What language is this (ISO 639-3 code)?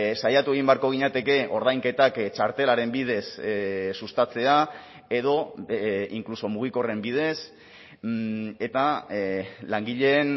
eus